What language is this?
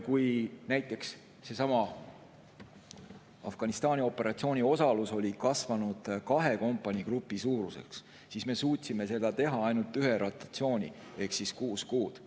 Estonian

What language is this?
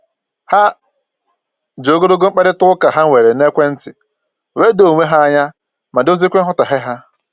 Igbo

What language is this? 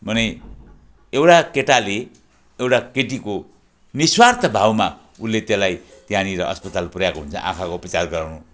Nepali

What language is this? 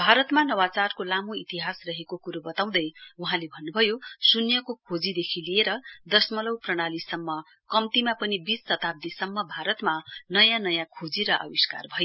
Nepali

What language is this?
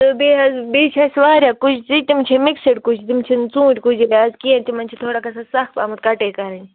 Kashmiri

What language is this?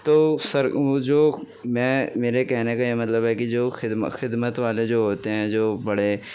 Urdu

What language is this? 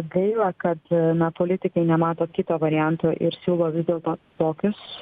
Lithuanian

